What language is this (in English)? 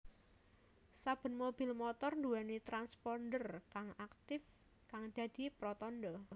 Javanese